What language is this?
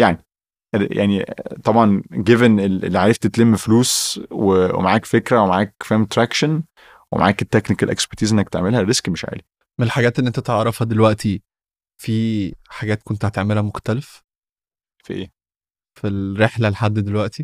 Arabic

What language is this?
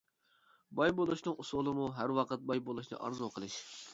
Uyghur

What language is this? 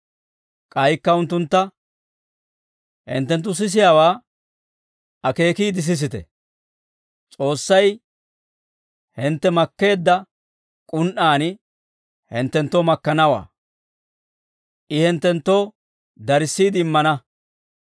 Dawro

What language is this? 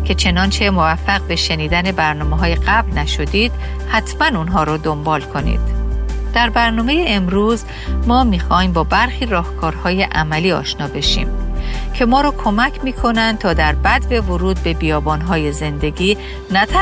Persian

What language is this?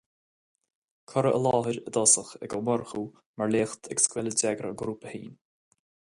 Irish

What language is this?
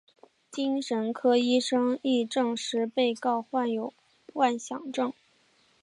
Chinese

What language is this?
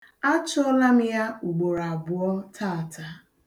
Igbo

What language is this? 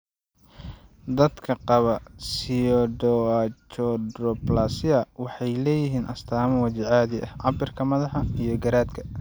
Somali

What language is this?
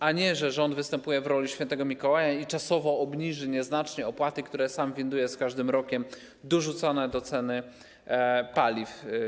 Polish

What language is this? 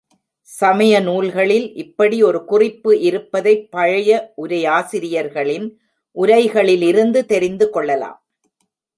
Tamil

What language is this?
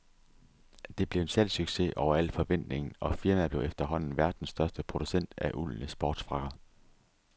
Danish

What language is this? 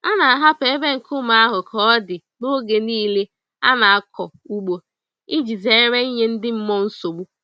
Igbo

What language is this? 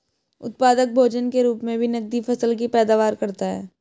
Hindi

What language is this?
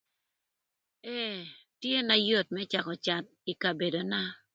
Thur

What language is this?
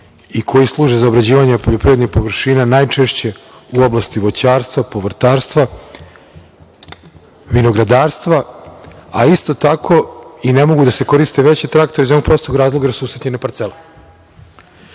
Serbian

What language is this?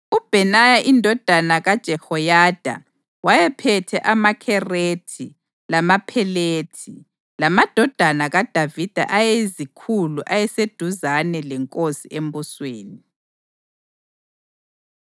North Ndebele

